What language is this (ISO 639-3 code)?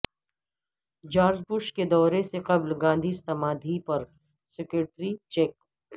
urd